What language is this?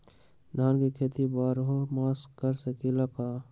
Magahi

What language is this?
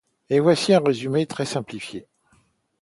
French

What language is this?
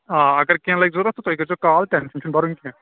Kashmiri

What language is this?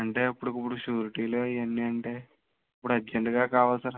Telugu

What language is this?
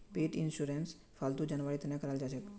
Magahi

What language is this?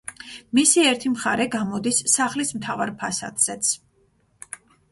Georgian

